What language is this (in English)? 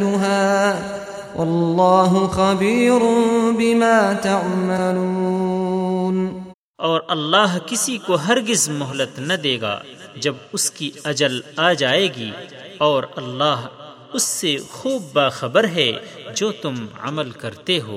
Urdu